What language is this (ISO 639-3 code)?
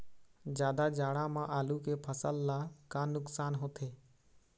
hne